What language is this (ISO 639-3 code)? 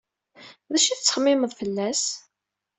kab